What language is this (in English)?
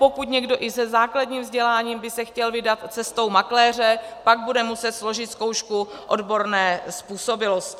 Czech